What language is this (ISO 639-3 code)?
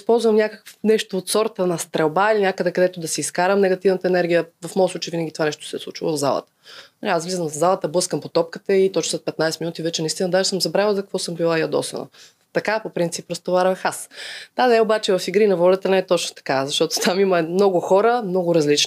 bul